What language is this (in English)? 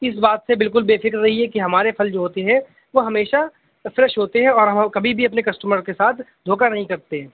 Urdu